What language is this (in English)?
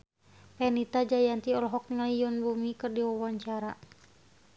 Sundanese